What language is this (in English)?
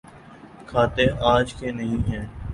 Urdu